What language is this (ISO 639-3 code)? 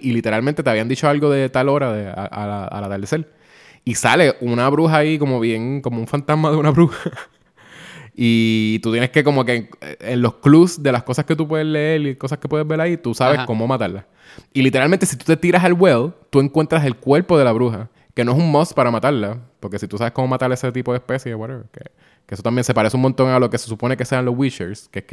spa